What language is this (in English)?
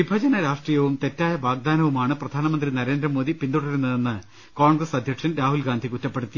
Malayalam